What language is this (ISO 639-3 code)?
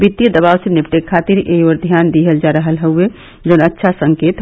hin